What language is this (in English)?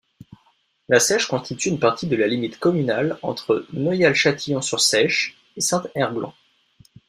French